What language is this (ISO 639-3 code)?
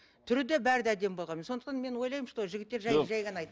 kaz